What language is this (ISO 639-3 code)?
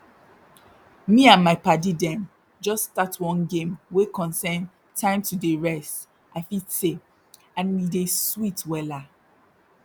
pcm